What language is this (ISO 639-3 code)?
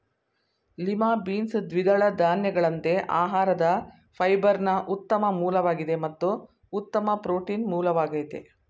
kan